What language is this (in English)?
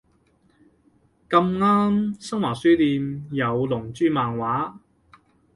Cantonese